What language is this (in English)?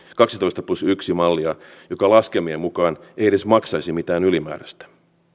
Finnish